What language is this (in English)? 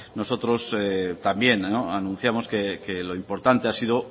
Spanish